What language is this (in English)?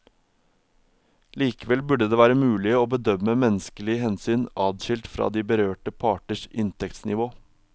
Norwegian